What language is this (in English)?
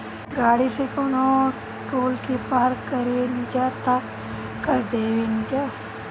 Bhojpuri